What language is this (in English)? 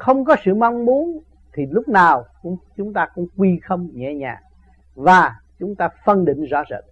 Vietnamese